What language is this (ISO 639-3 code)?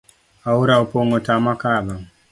luo